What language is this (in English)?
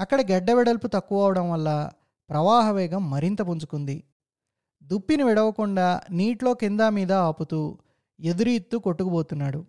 Telugu